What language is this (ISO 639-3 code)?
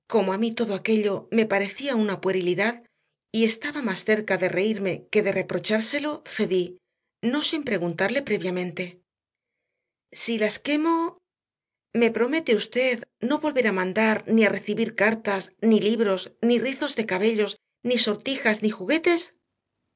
spa